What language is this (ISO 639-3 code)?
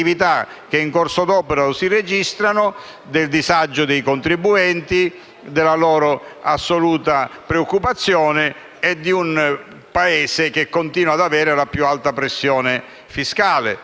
ita